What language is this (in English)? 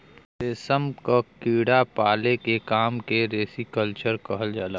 Bhojpuri